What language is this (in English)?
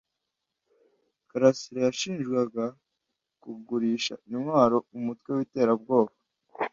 Kinyarwanda